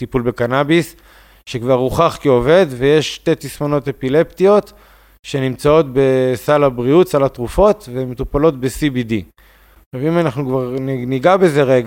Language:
Hebrew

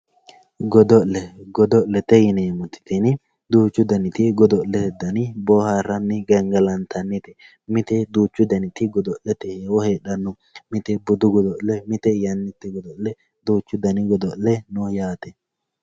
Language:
Sidamo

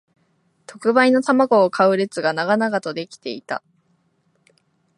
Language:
Japanese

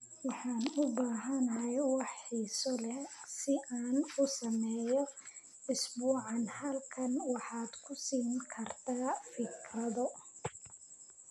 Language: Somali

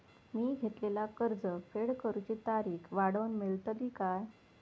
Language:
Marathi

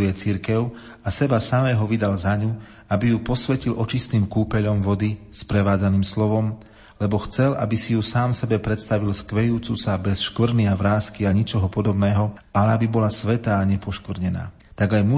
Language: Slovak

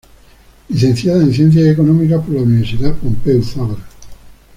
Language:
Spanish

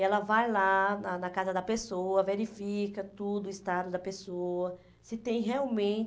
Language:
Portuguese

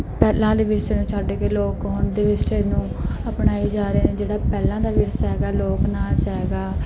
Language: Punjabi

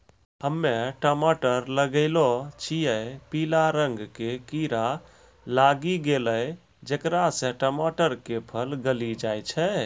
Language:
Maithili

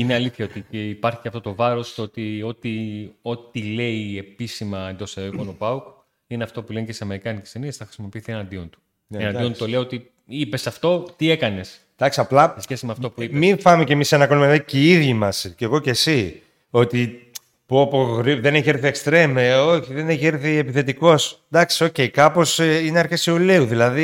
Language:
Greek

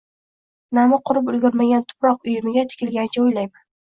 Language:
Uzbek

